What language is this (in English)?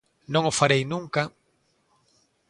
Galician